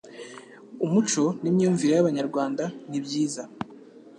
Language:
Kinyarwanda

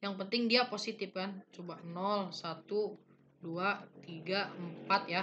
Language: Indonesian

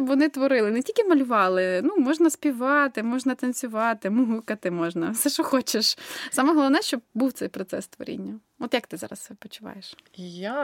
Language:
Ukrainian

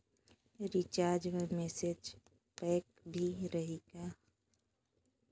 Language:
Chhattisgarhi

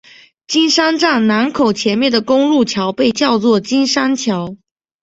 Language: Chinese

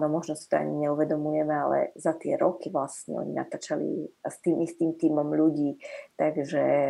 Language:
Slovak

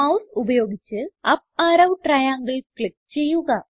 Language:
Malayalam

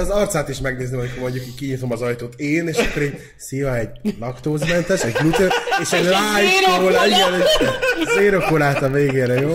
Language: Hungarian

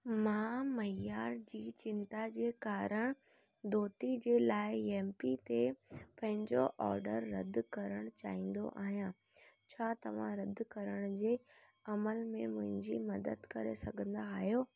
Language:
Sindhi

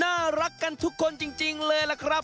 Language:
Thai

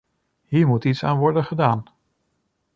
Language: Dutch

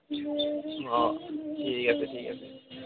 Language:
Assamese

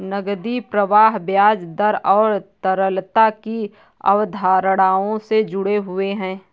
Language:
Hindi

